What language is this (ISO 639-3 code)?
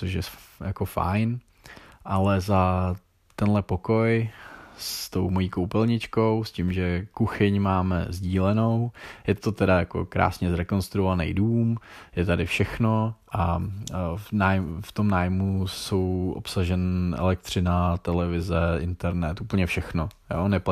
ces